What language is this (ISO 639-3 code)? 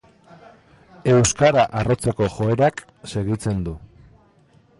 eus